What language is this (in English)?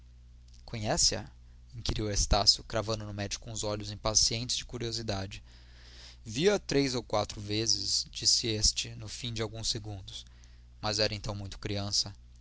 Portuguese